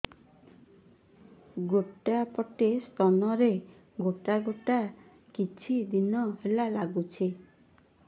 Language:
Odia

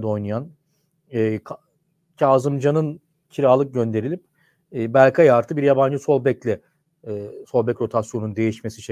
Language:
Turkish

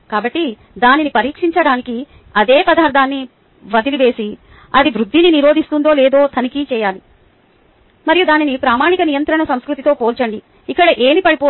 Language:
Telugu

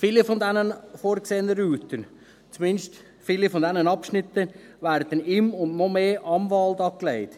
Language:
Swiss German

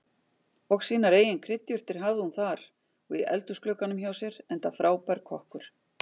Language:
Icelandic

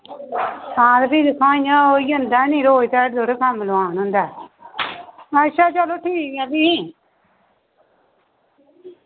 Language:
Dogri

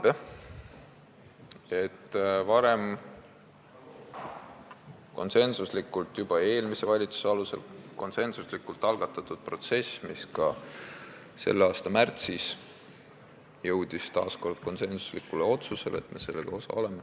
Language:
Estonian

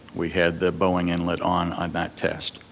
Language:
English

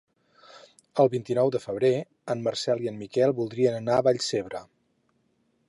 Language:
Catalan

